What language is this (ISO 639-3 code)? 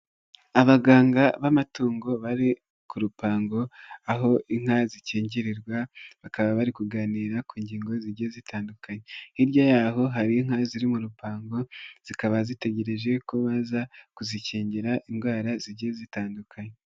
kin